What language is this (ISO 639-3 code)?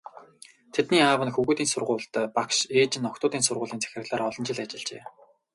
mon